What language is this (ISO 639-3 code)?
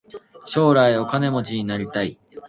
jpn